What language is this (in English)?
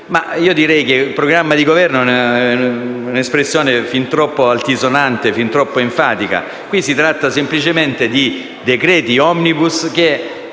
Italian